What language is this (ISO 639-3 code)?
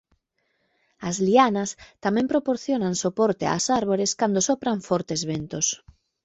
glg